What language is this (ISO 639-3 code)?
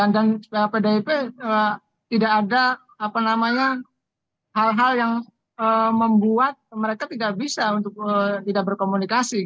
ind